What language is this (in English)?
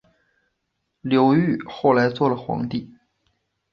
Chinese